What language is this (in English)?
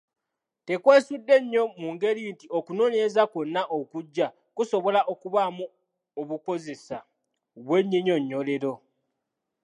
Ganda